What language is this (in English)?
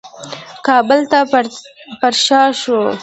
Pashto